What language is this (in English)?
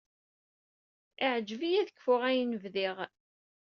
Kabyle